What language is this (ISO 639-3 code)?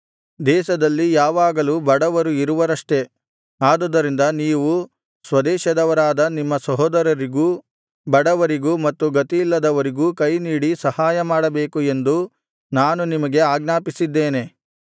kan